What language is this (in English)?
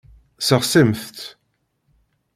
Kabyle